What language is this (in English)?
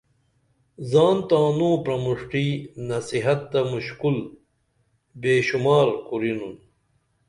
Dameli